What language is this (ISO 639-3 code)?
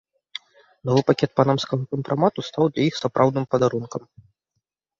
bel